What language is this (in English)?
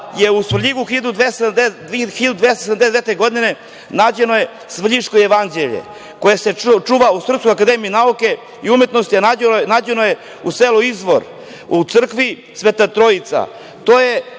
Serbian